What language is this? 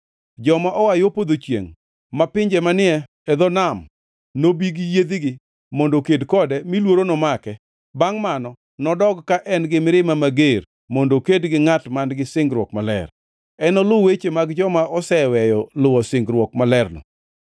Luo (Kenya and Tanzania)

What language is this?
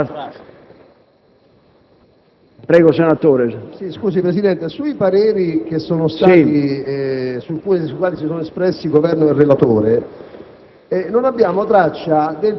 Italian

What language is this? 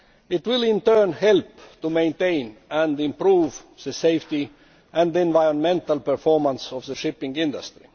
English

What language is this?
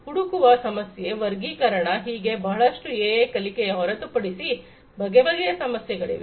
Kannada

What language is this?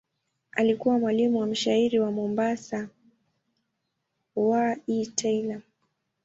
Swahili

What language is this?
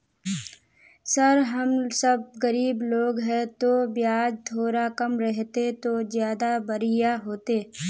Magahi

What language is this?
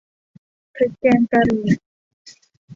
Thai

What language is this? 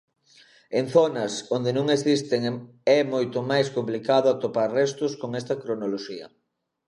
Galician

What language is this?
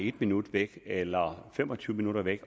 Danish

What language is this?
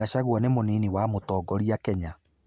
Kikuyu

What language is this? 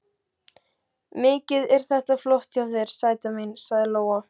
Icelandic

